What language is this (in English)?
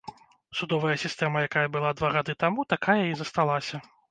Belarusian